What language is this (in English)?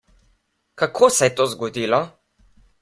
Slovenian